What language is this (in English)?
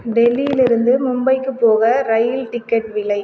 Tamil